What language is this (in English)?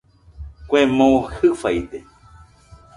Nüpode Huitoto